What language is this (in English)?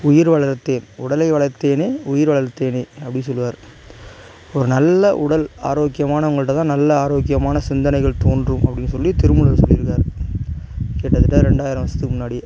Tamil